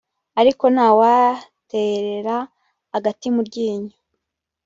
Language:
Kinyarwanda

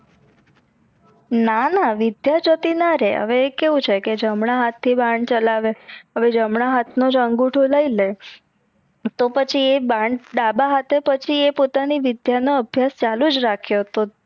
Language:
Gujarati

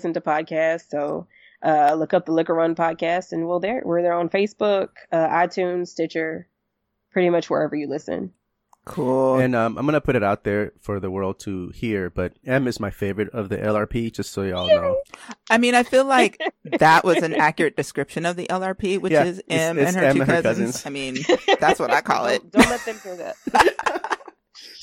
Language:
English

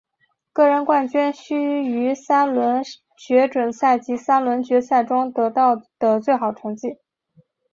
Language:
Chinese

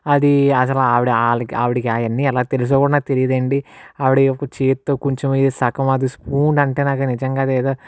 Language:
Telugu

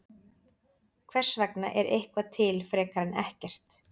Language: Icelandic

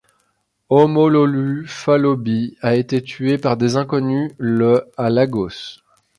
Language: French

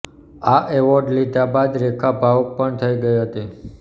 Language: Gujarati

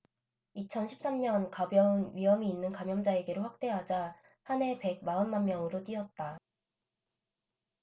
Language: Korean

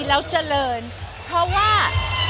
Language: Thai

